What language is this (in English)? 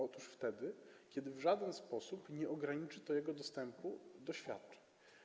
Polish